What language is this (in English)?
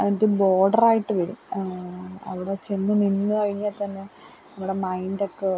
Malayalam